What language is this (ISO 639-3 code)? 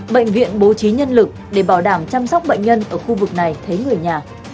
vie